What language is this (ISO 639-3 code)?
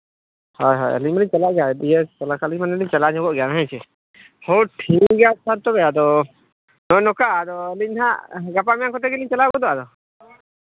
sat